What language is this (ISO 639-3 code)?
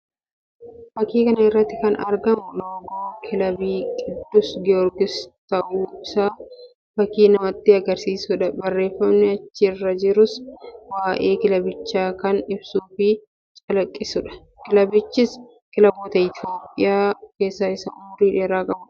orm